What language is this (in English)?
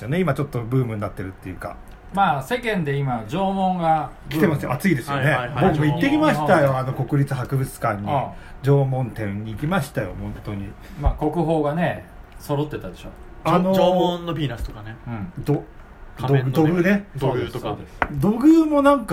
Japanese